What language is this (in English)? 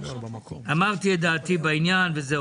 Hebrew